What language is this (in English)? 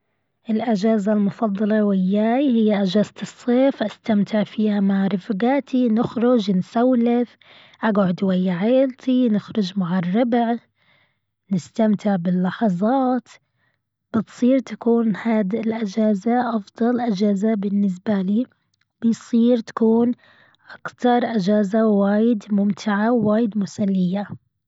Gulf Arabic